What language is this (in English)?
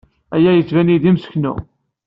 Kabyle